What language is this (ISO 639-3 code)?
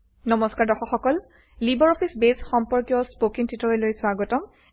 asm